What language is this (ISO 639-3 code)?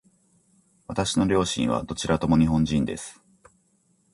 jpn